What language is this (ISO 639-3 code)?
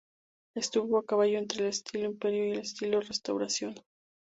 spa